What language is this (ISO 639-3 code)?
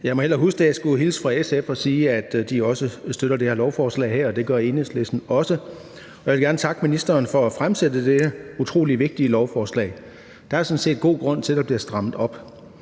dan